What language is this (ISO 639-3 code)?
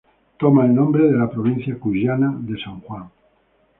spa